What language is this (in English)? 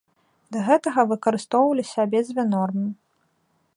Belarusian